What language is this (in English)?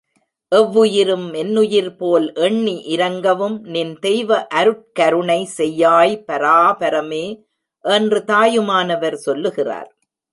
Tamil